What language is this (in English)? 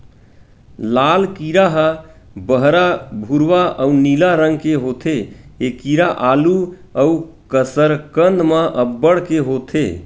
Chhattisgarhi